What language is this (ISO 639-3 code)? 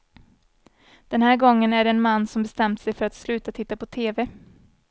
swe